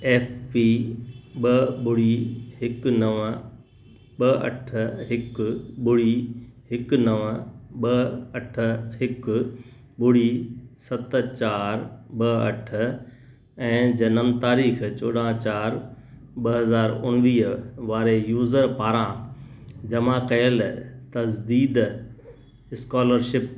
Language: Sindhi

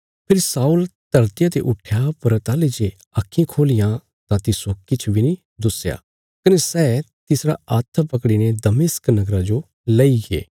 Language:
Bilaspuri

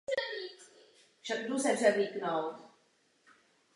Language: Czech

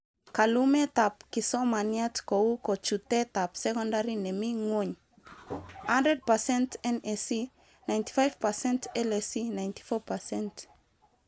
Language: Kalenjin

